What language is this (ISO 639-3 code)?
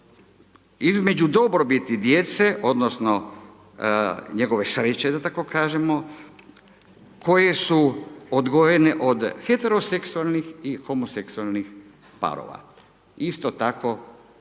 hrv